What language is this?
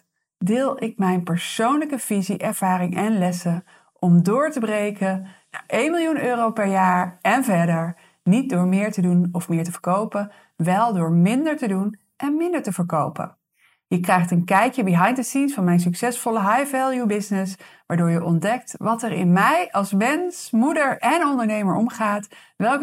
Dutch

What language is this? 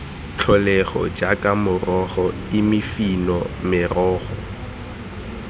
Tswana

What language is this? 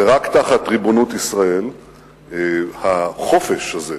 Hebrew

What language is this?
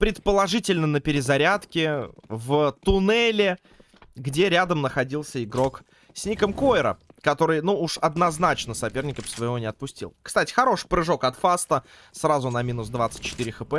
Russian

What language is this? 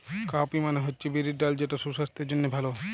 Bangla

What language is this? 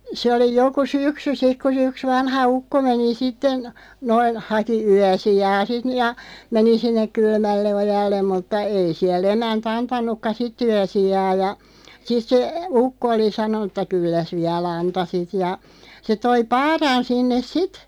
Finnish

